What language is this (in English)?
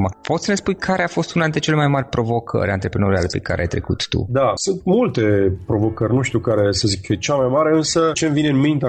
Romanian